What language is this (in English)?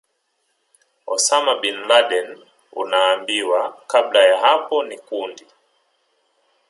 Swahili